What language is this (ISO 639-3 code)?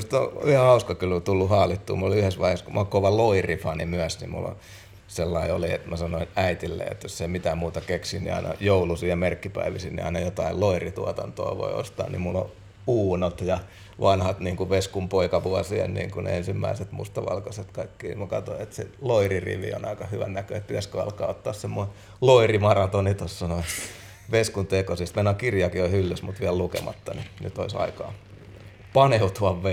fin